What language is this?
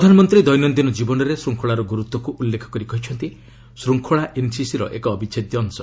Odia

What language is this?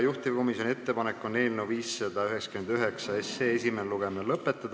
Estonian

